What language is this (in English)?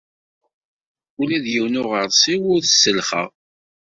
Kabyle